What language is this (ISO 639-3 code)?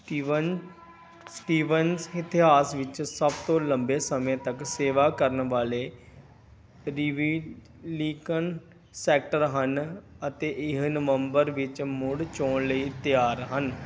pan